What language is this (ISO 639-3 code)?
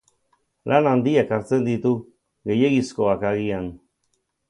eus